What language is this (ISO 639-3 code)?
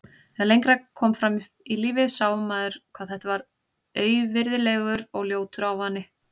isl